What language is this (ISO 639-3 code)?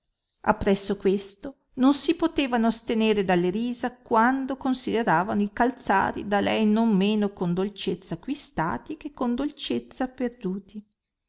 ita